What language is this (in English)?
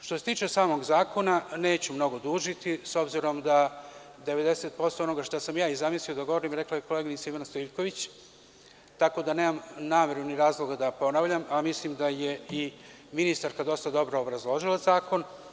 Serbian